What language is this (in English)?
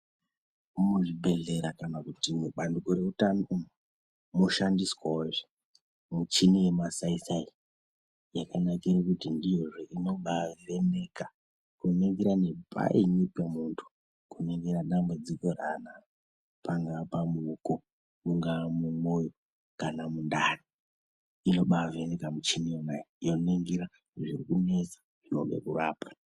Ndau